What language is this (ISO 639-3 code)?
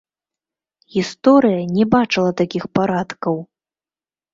bel